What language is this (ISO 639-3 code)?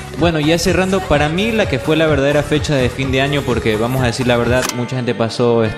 spa